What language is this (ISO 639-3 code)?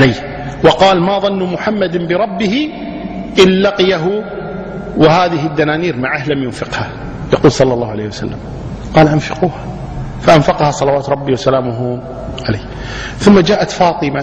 ara